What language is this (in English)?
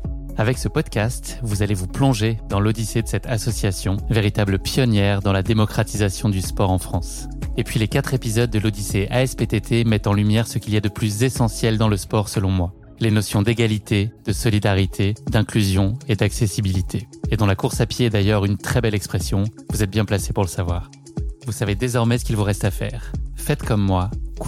French